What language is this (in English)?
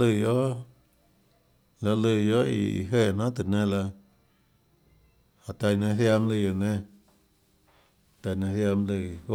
Tlacoatzintepec Chinantec